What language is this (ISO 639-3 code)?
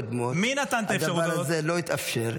heb